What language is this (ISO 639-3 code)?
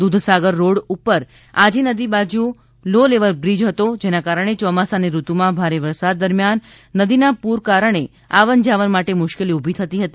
guj